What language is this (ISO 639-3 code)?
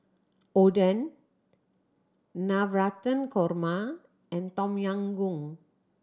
eng